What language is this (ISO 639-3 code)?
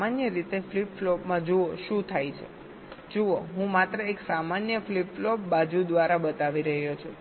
guj